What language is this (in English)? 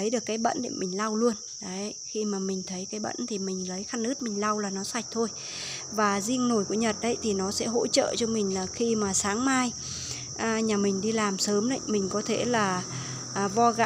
Vietnamese